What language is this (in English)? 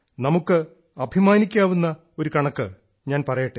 Malayalam